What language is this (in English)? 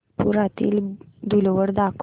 Marathi